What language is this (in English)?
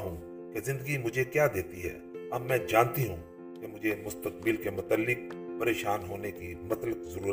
Urdu